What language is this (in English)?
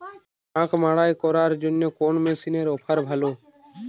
Bangla